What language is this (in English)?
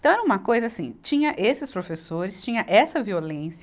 Portuguese